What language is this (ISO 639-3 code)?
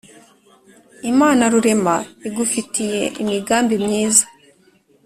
kin